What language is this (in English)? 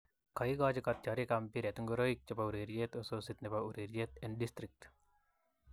Kalenjin